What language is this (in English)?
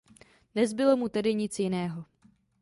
Czech